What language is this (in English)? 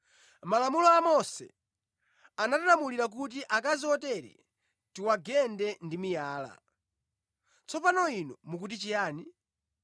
Nyanja